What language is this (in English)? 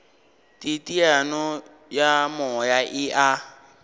Northern Sotho